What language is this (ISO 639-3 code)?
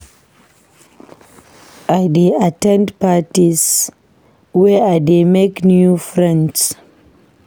pcm